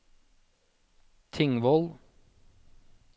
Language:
Norwegian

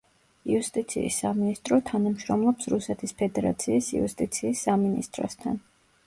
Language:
Georgian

